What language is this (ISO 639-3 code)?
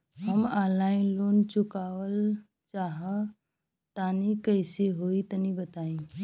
bho